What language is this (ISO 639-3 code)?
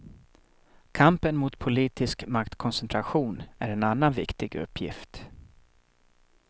swe